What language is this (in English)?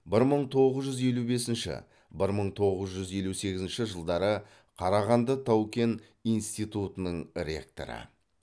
Kazakh